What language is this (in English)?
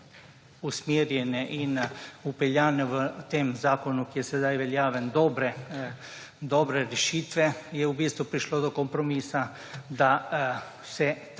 Slovenian